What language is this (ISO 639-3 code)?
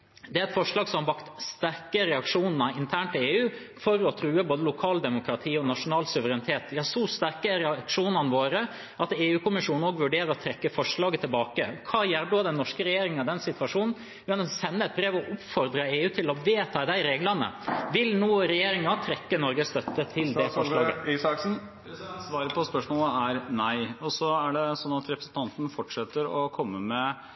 nob